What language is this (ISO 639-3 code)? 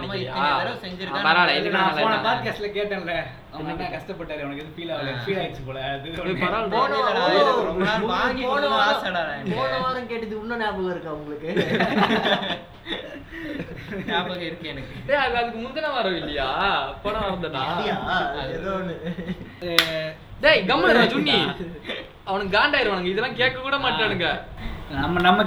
tam